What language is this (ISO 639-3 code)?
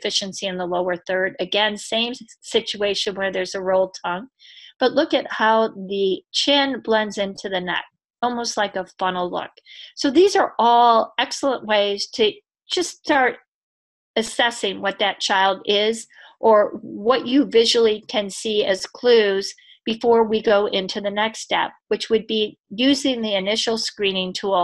eng